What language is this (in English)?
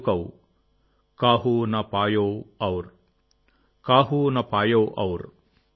Telugu